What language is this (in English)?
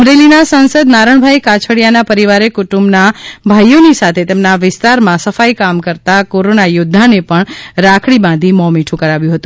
Gujarati